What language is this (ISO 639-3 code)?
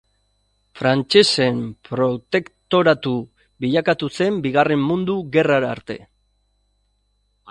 eus